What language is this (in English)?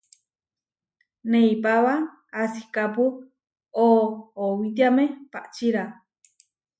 Huarijio